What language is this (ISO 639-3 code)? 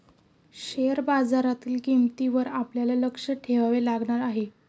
mar